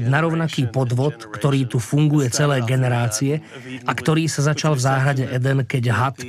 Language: Slovak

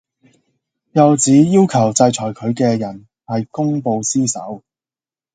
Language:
Cantonese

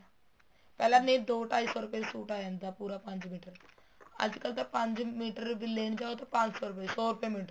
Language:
Punjabi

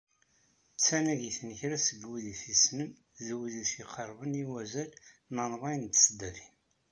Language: Kabyle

